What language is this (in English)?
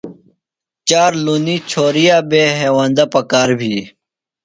Phalura